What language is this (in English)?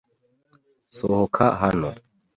Kinyarwanda